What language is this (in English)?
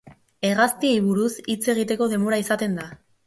Basque